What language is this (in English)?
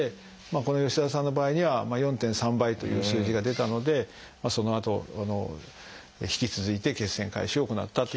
Japanese